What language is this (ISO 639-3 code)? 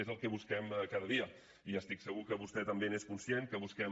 cat